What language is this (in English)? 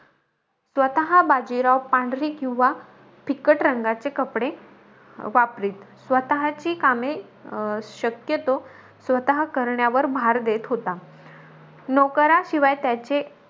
Marathi